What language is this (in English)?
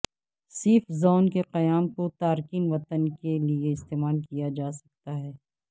Urdu